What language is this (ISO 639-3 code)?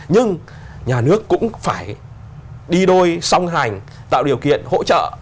vie